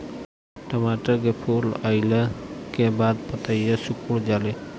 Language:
Bhojpuri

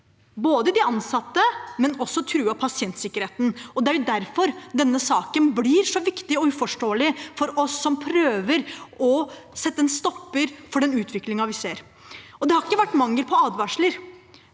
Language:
Norwegian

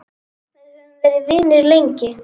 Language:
Icelandic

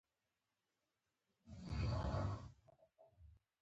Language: Pashto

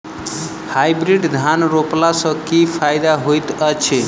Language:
Maithili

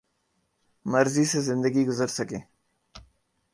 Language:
Urdu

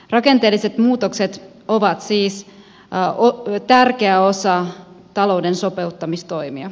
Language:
Finnish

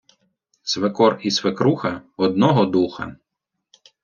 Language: Ukrainian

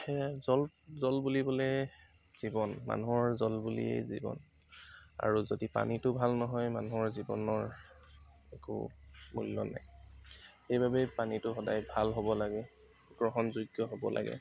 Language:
Assamese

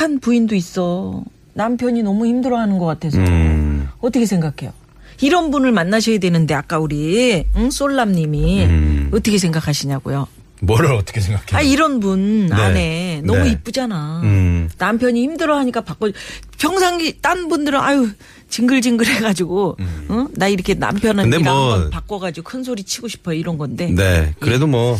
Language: Korean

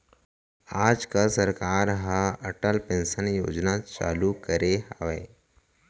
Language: Chhattisgarhi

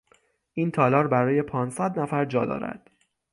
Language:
Persian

